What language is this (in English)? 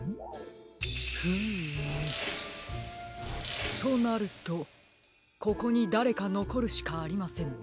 Japanese